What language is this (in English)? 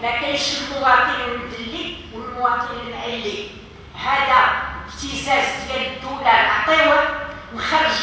Arabic